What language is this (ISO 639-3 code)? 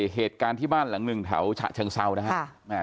tha